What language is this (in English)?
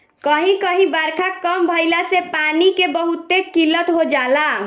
Bhojpuri